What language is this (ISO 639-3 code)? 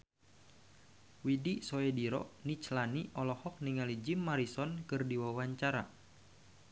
sun